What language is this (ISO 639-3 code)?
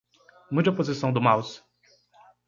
por